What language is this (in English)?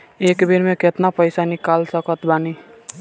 Bhojpuri